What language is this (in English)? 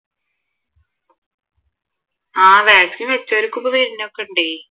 Malayalam